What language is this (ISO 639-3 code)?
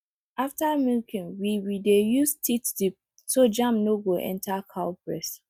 pcm